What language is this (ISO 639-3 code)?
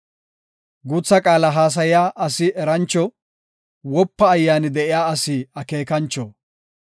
gof